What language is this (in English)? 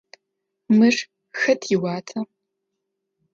Adyghe